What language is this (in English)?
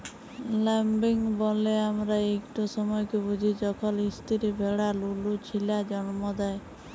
Bangla